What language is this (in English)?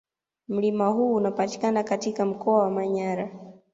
Swahili